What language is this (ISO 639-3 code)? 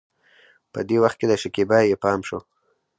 pus